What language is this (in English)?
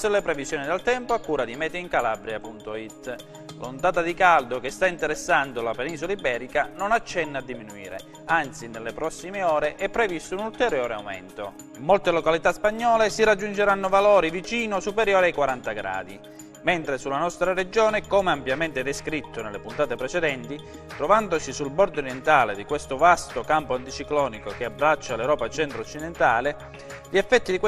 Italian